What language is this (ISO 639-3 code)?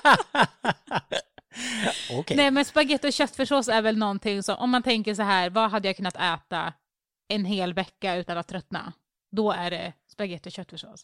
swe